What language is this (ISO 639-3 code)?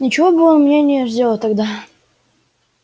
rus